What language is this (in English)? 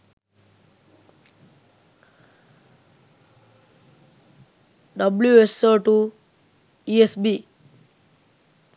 Sinhala